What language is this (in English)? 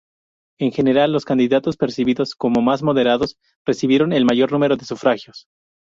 Spanish